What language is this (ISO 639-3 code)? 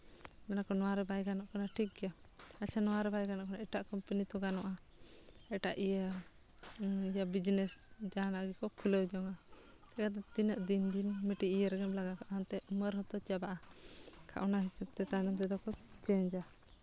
sat